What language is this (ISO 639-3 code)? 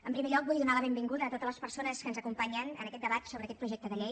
cat